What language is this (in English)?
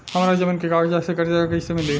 Bhojpuri